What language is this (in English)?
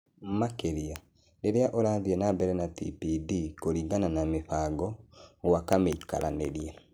Kikuyu